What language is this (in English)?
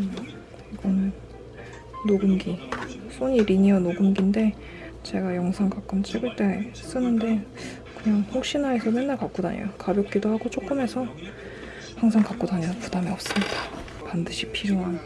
Korean